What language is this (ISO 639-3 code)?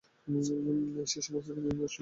ben